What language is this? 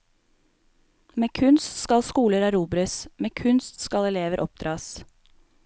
Norwegian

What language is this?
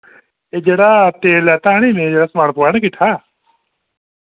Dogri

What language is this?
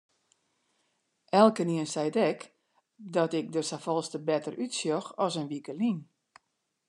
Western Frisian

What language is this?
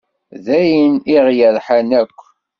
Kabyle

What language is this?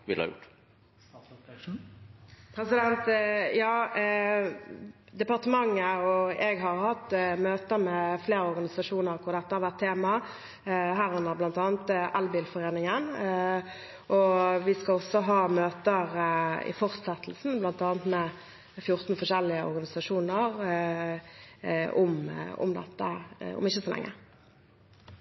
Norwegian Bokmål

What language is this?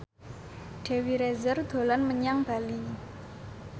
Javanese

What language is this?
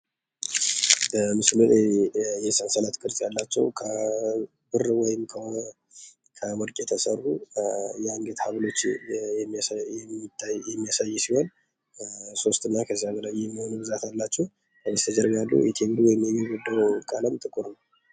Amharic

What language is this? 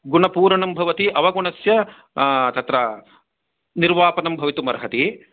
Sanskrit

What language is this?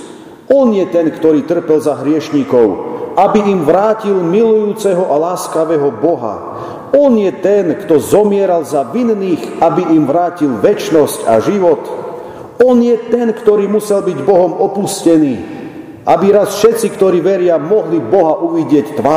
Slovak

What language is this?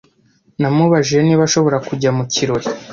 Kinyarwanda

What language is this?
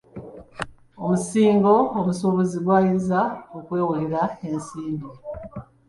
Ganda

